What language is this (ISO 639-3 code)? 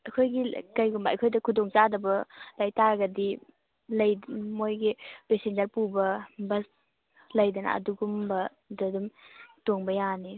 mni